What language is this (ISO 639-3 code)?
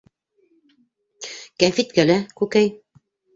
bak